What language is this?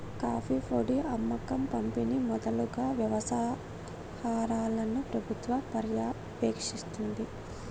Telugu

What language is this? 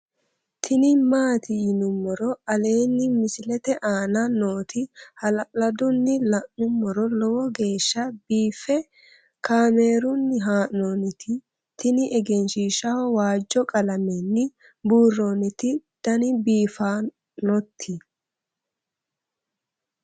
Sidamo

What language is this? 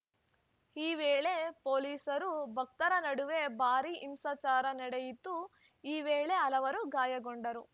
Kannada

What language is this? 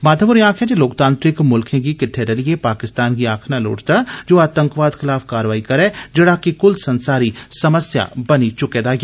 Dogri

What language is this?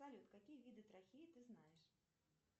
Russian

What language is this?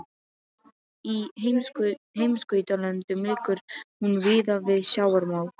Icelandic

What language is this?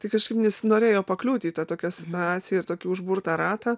Lithuanian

